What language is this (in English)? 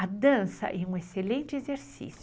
Portuguese